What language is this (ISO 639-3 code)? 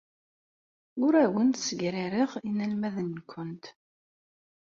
kab